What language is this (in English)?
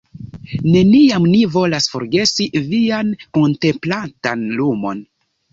Esperanto